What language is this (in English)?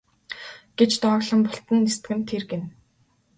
Mongolian